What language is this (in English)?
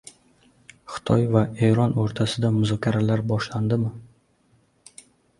Uzbek